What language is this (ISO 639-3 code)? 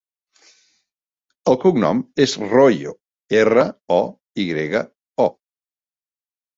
cat